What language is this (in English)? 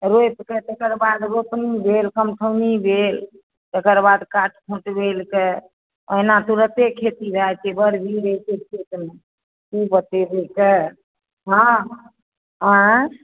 Maithili